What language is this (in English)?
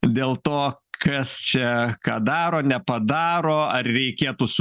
Lithuanian